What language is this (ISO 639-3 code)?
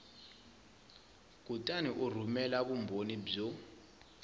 tso